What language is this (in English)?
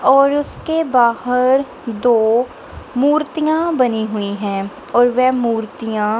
Hindi